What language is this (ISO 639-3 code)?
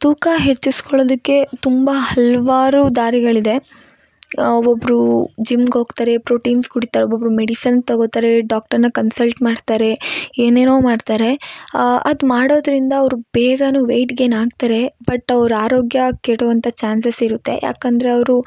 kan